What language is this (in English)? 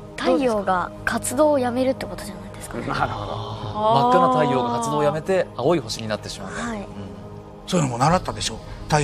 Japanese